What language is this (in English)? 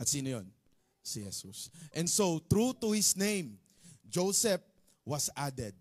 Filipino